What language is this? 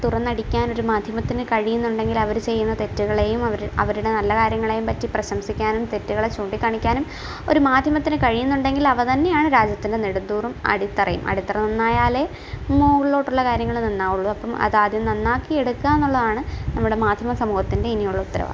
Malayalam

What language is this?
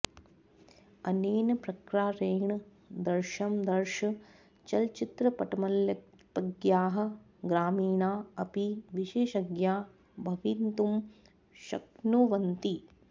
Sanskrit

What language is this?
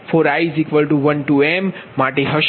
Gujarati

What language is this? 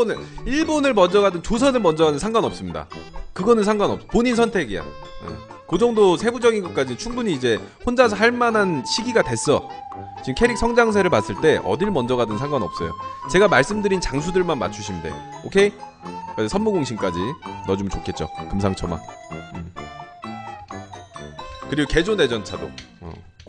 Korean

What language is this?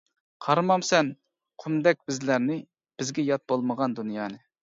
Uyghur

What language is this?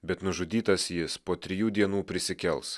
Lithuanian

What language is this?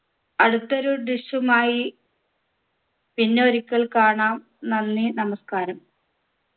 Malayalam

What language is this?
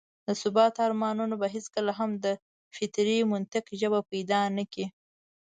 Pashto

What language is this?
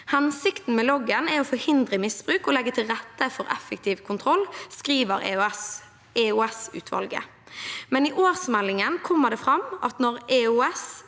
Norwegian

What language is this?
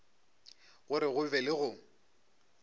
Northern Sotho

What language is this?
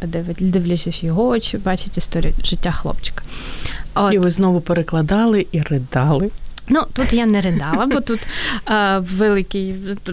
Ukrainian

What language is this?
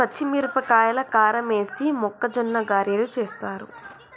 Telugu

